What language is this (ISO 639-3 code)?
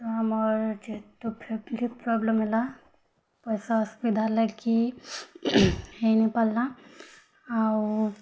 ori